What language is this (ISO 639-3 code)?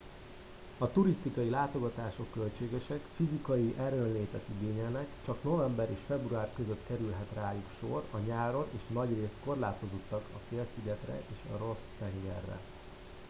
hun